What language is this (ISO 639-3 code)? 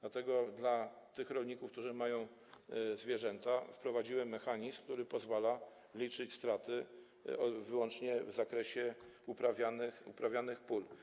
pol